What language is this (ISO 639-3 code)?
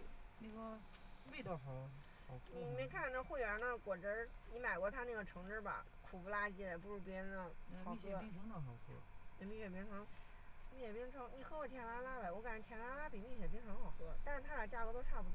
zho